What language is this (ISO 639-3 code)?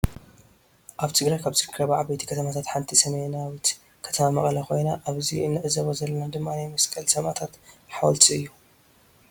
tir